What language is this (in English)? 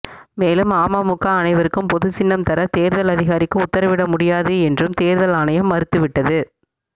Tamil